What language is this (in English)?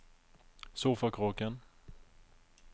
Norwegian